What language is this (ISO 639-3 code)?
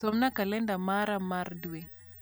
luo